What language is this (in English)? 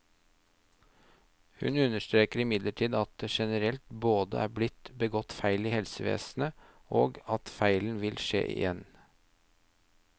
Norwegian